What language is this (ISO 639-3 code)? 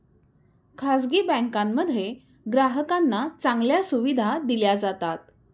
mar